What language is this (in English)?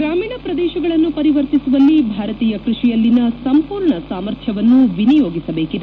Kannada